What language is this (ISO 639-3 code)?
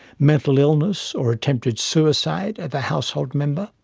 eng